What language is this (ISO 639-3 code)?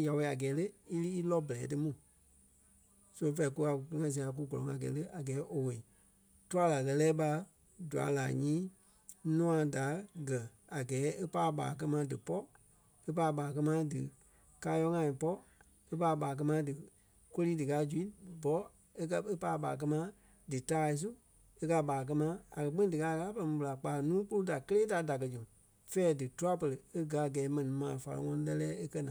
kpe